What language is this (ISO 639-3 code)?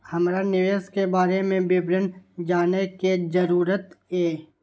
mai